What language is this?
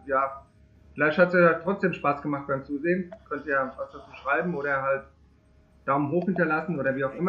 German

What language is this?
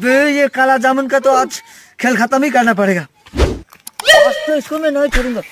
Turkish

